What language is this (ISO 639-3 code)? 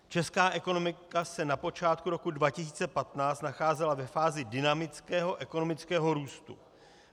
ces